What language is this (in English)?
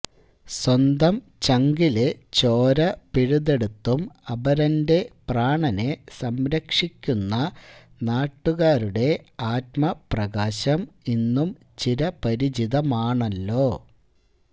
Malayalam